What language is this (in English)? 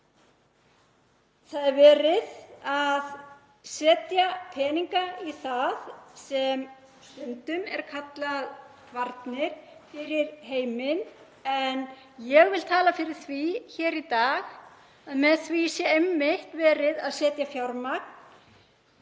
Icelandic